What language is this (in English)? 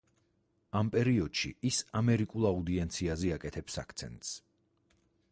Georgian